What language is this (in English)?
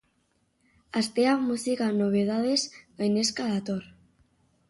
Basque